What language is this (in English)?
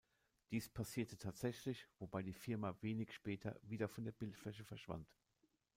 German